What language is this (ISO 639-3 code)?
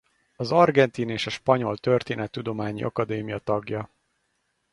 hun